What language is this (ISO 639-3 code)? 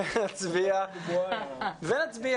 heb